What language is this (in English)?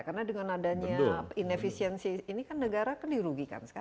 Indonesian